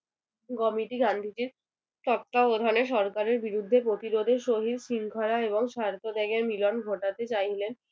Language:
Bangla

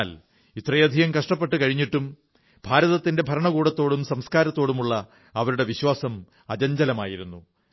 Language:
Malayalam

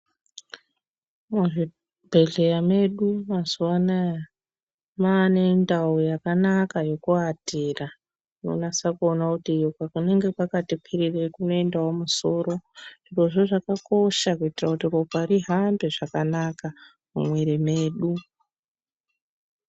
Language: Ndau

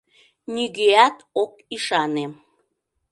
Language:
Mari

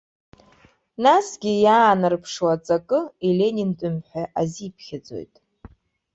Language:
Abkhazian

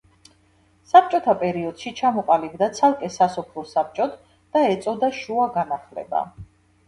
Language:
Georgian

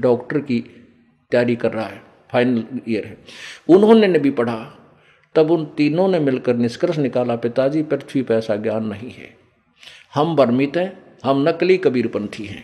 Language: Hindi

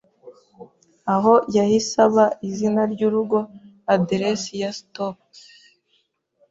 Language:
Kinyarwanda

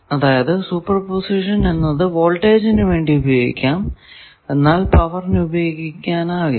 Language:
Malayalam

